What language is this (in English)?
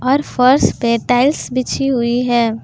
Hindi